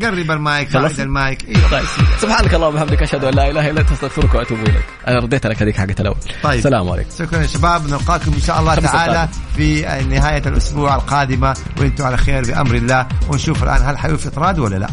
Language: Arabic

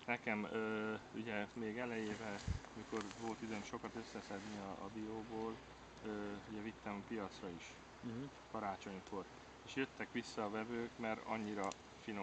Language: Hungarian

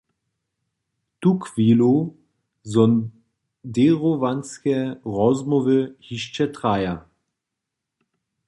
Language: Upper Sorbian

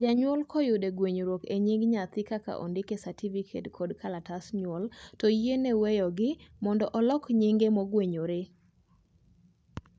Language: Luo (Kenya and Tanzania)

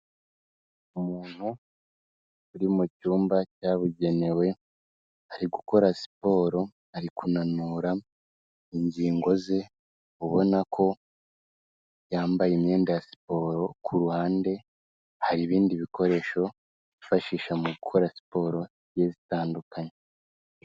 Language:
Kinyarwanda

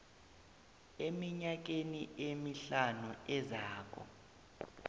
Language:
South Ndebele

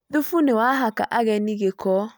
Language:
Kikuyu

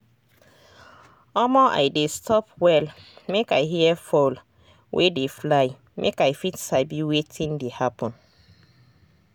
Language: Nigerian Pidgin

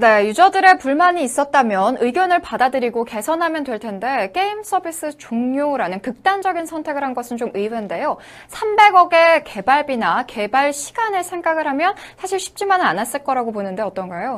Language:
Korean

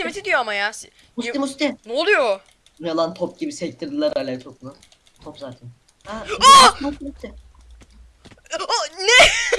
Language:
Turkish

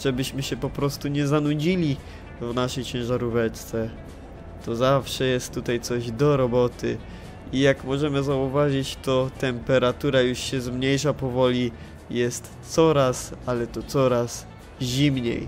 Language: Polish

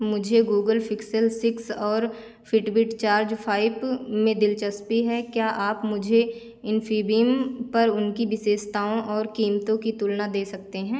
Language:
Hindi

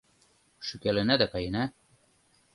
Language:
Mari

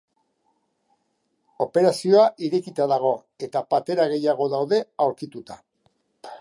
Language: Basque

